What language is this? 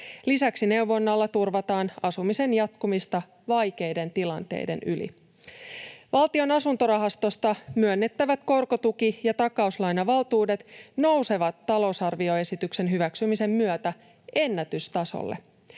Finnish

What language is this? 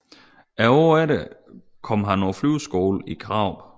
Danish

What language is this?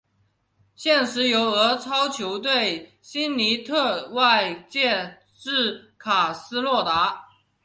Chinese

